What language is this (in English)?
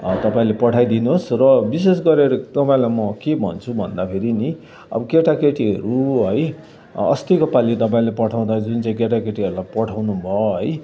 Nepali